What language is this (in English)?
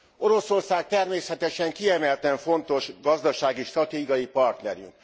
Hungarian